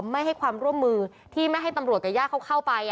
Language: Thai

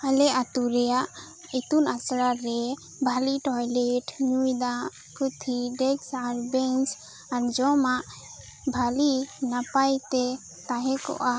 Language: Santali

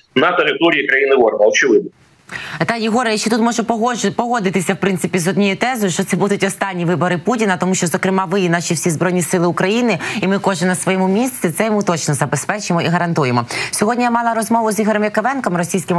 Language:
Ukrainian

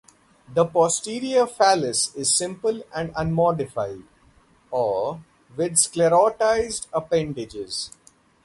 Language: English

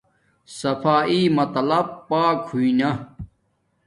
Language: Domaaki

